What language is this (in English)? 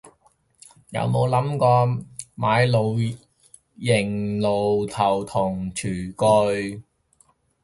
Cantonese